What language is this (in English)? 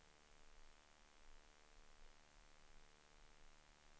Swedish